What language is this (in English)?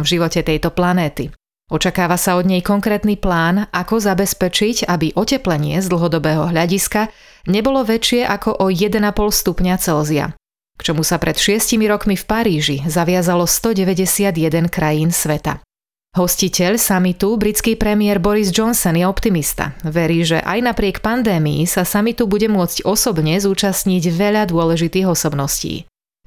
Slovak